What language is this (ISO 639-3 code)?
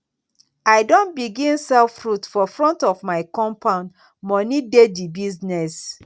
pcm